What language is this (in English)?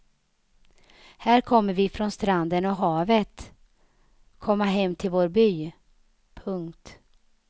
Swedish